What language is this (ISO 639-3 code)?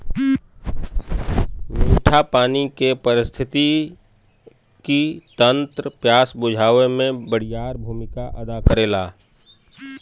bho